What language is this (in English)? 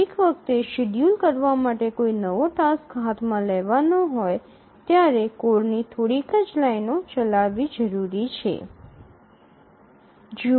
Gujarati